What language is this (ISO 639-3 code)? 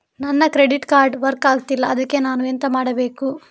kan